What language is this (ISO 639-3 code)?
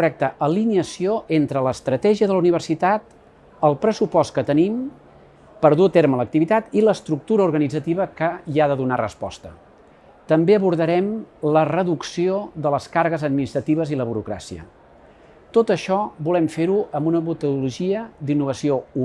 cat